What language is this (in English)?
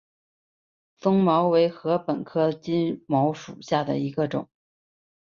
Chinese